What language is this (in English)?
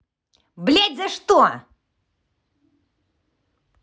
Russian